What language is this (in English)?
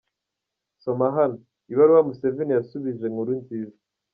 Kinyarwanda